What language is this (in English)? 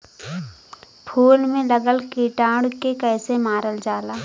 Bhojpuri